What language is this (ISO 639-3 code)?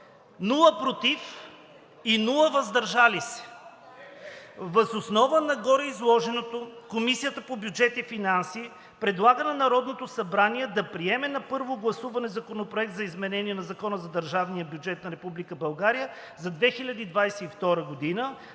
bul